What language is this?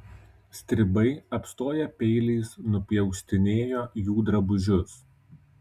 Lithuanian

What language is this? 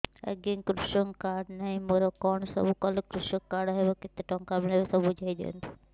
Odia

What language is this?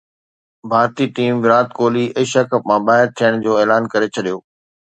Sindhi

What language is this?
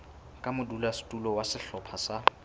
Southern Sotho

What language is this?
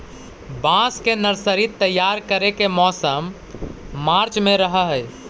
Magahi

